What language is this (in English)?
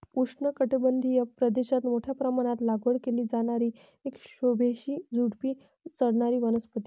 Marathi